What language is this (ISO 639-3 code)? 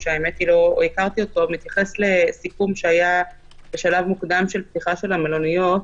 heb